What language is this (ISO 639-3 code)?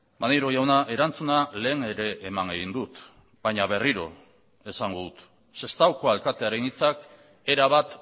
eus